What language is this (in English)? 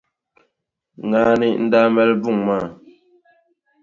Dagbani